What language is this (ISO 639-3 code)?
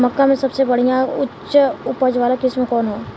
bho